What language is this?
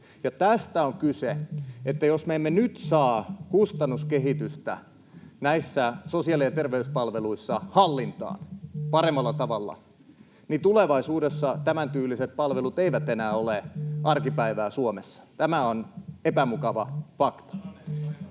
Finnish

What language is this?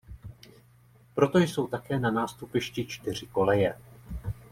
Czech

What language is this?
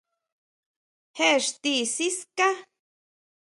Huautla Mazatec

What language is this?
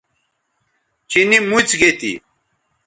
Bateri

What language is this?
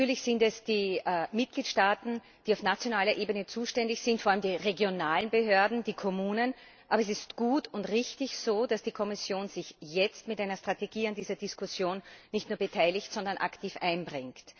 German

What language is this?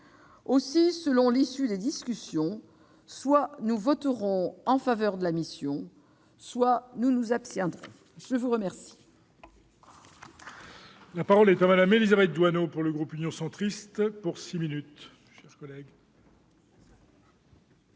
French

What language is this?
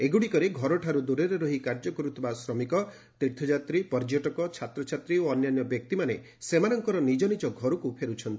Odia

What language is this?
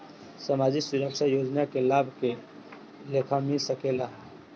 Bhojpuri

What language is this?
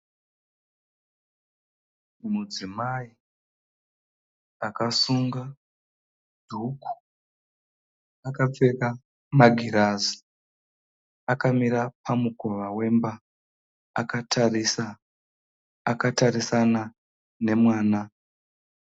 Shona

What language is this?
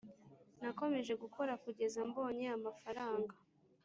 Kinyarwanda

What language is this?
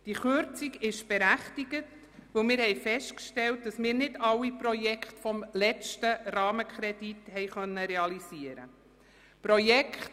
Swiss German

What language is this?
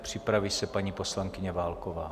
Czech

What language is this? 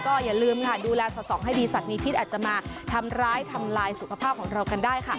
Thai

